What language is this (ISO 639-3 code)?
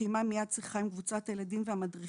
heb